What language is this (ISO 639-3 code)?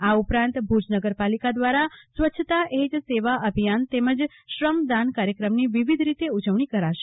guj